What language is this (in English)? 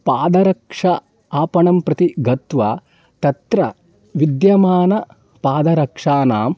Sanskrit